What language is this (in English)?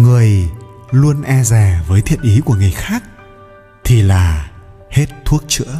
Vietnamese